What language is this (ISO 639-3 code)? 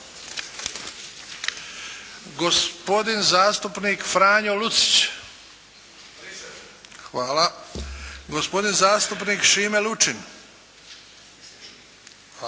hrv